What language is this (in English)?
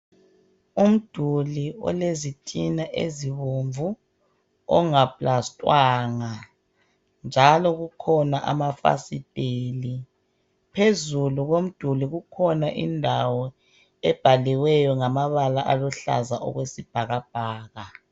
North Ndebele